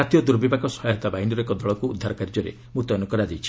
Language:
Odia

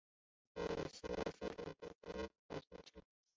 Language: Chinese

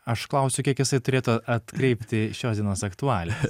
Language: Lithuanian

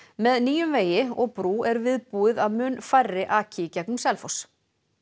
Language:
Icelandic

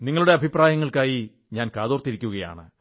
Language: Malayalam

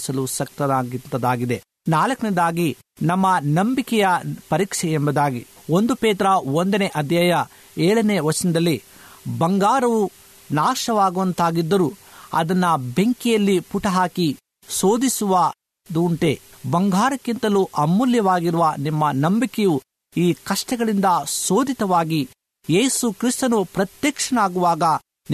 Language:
Kannada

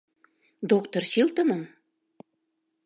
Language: Mari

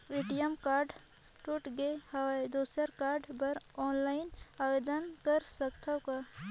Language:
Chhattisgarhi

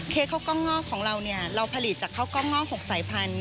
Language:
Thai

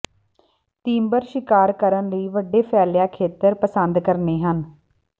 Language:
Punjabi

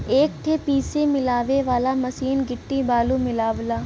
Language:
Bhojpuri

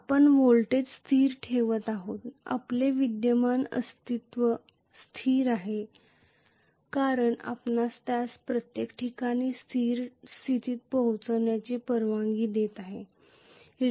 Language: Marathi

